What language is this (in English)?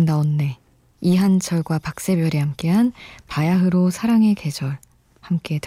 Korean